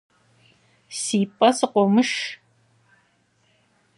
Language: Kabardian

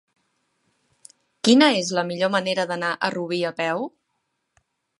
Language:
Catalan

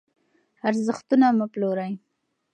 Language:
Pashto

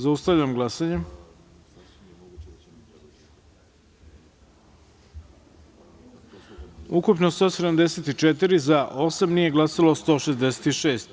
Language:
Serbian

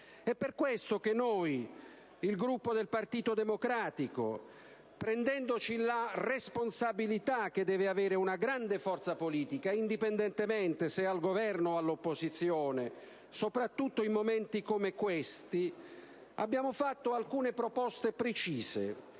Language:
Italian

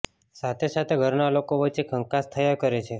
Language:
Gujarati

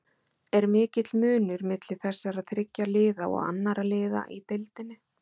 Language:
Icelandic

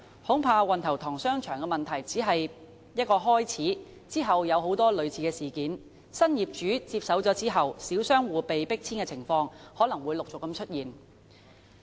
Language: Cantonese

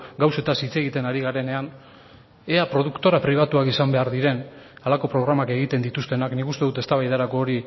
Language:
Basque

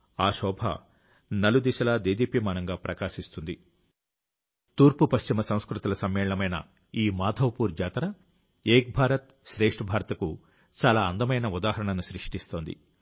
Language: Telugu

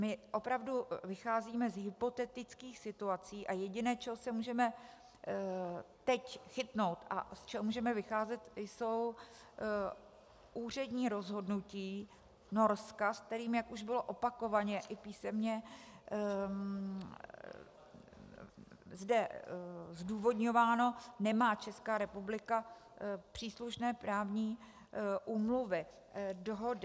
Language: Czech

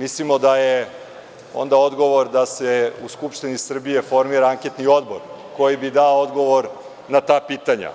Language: Serbian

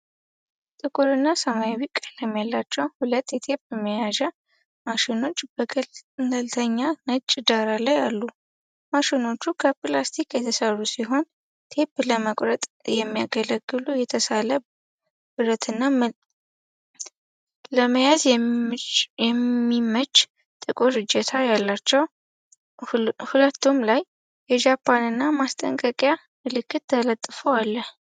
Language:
Amharic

